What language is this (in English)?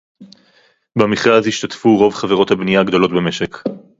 Hebrew